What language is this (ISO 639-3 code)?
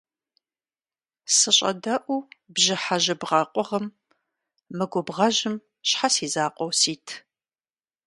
kbd